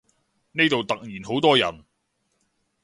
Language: Cantonese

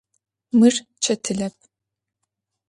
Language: Adyghe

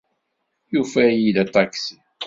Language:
Kabyle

